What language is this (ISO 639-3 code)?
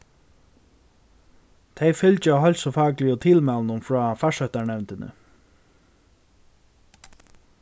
fao